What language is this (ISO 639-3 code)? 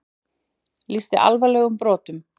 isl